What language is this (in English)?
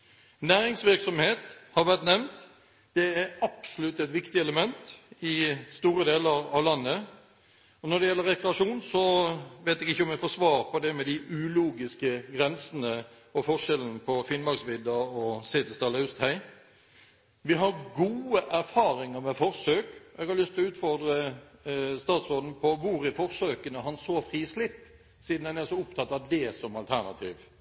Norwegian Bokmål